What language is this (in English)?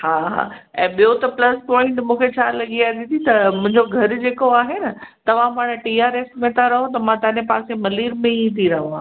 Sindhi